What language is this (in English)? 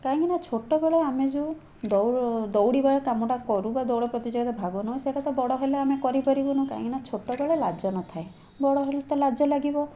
Odia